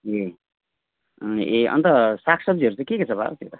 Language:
Nepali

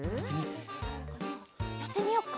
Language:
Japanese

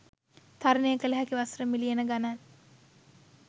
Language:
Sinhala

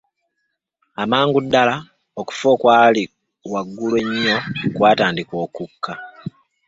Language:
Ganda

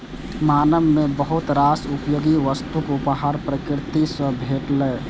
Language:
Maithili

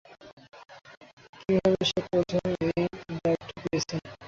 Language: Bangla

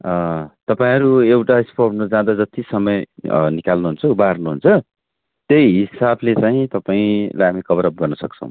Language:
Nepali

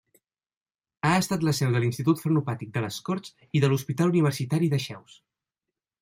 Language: Catalan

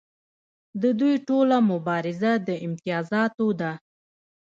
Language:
Pashto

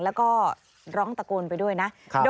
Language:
Thai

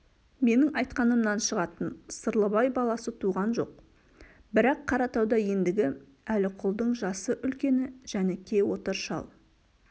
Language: Kazakh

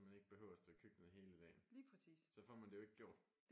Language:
Danish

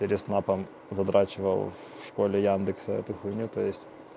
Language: Russian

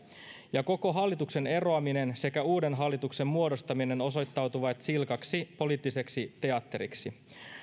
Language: Finnish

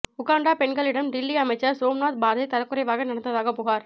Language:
Tamil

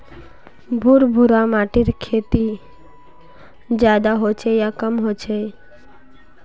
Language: Magahi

